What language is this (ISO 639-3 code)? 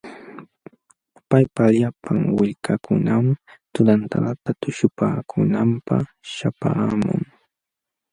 qxw